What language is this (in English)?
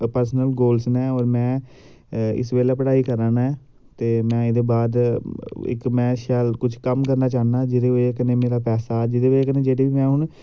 Dogri